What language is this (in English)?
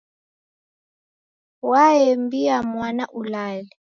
Taita